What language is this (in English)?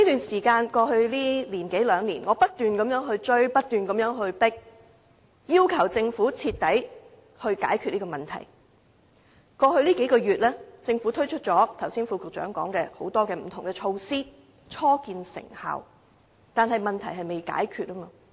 Cantonese